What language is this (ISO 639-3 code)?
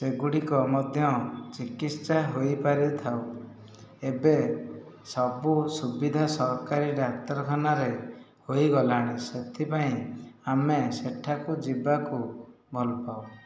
ori